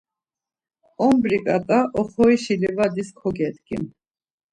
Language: Laz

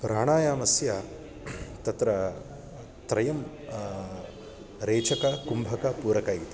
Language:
Sanskrit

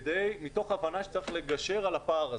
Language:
Hebrew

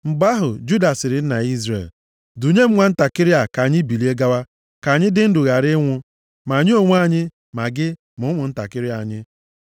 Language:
Igbo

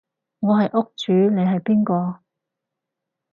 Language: Cantonese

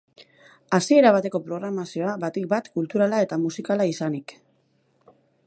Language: Basque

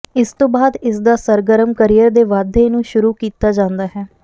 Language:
Punjabi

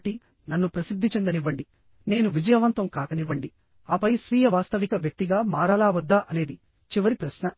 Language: Telugu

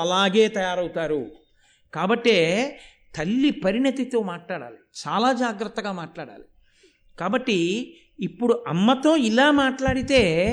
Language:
Telugu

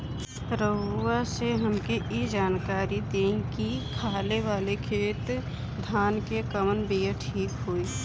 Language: Bhojpuri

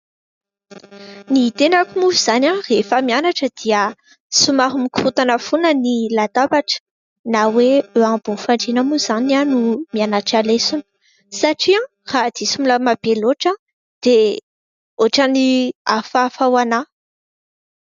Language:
Malagasy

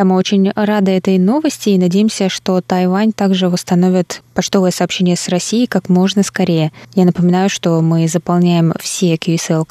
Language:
Russian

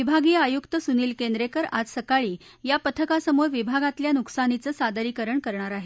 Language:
Marathi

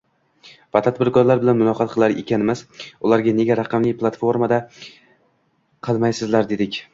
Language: Uzbek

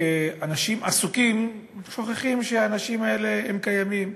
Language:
Hebrew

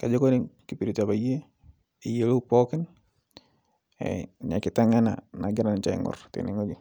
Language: Masai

